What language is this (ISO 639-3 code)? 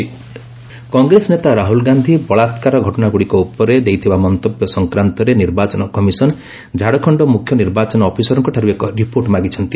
ori